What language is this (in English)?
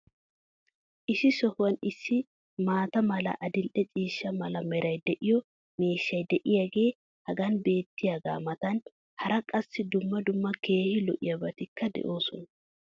Wolaytta